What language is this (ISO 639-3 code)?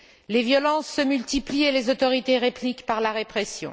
fra